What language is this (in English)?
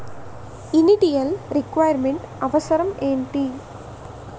Telugu